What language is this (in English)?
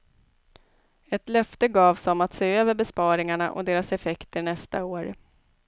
Swedish